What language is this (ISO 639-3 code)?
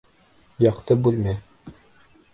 bak